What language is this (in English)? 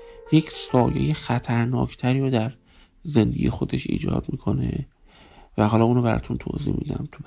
Persian